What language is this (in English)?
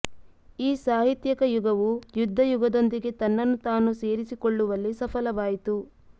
Kannada